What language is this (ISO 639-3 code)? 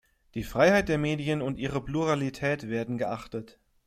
deu